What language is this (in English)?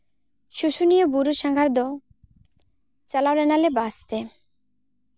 Santali